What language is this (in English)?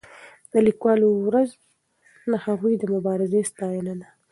Pashto